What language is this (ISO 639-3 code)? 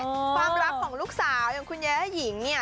tha